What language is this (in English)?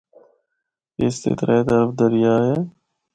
Northern Hindko